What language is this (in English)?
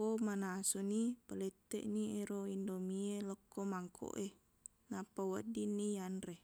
Buginese